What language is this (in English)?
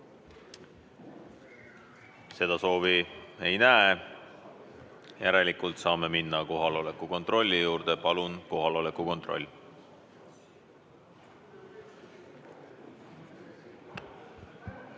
Estonian